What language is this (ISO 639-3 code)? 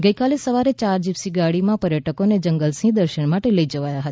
guj